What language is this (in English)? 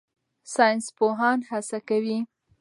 Pashto